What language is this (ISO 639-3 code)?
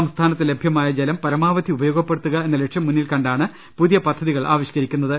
mal